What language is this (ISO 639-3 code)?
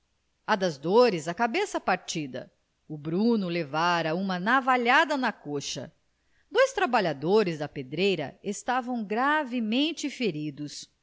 por